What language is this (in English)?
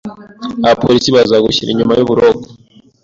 Kinyarwanda